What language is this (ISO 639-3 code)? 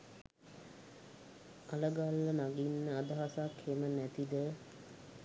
sin